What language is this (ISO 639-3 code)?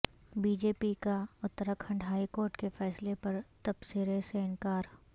urd